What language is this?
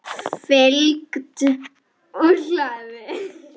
Icelandic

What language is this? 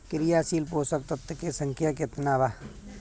Bhojpuri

